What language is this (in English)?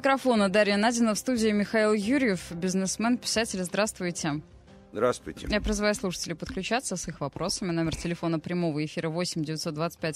Russian